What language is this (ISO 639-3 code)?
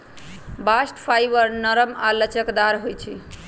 mag